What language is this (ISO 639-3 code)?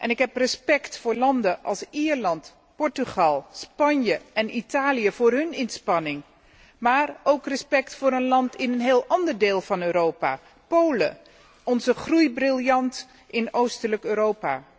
nld